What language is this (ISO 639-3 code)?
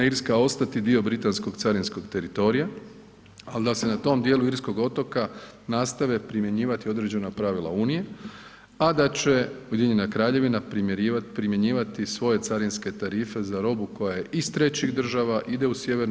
hrv